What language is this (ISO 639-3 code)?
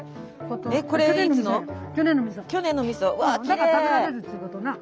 jpn